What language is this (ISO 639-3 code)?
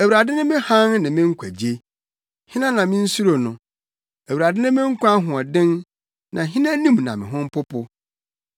aka